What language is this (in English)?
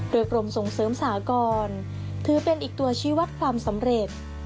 Thai